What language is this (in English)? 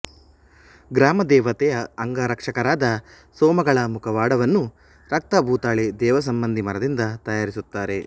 Kannada